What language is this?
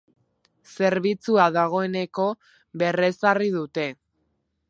Basque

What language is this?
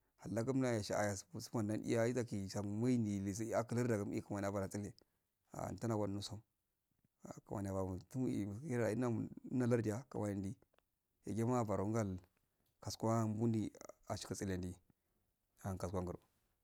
Afade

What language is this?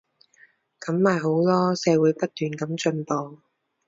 Cantonese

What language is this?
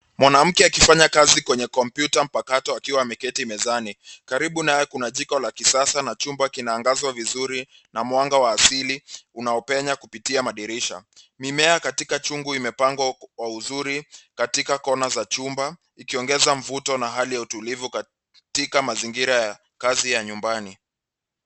Swahili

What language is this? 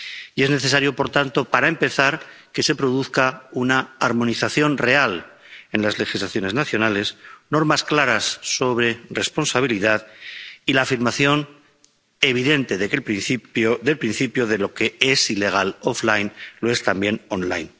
Spanish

